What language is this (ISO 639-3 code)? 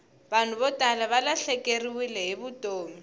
tso